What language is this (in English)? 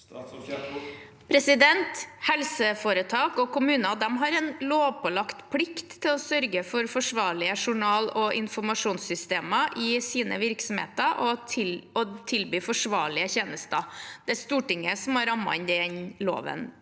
Norwegian